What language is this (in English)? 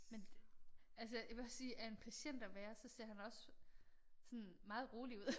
Danish